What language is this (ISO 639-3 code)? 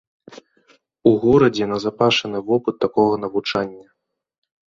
bel